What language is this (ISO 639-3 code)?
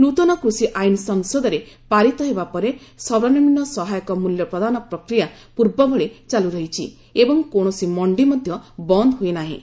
ori